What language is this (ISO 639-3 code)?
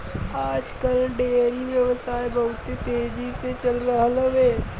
bho